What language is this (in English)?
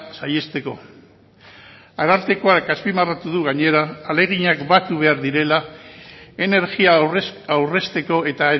Basque